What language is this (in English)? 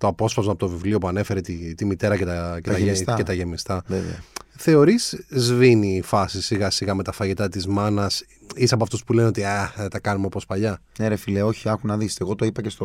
Greek